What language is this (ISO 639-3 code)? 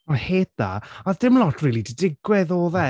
cym